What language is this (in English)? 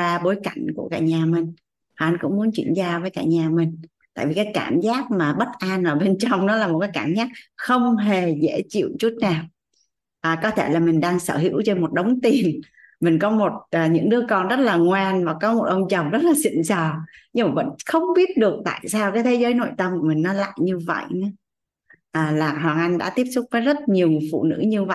Vietnamese